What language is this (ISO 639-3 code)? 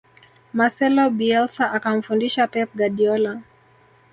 swa